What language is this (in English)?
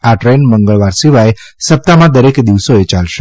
Gujarati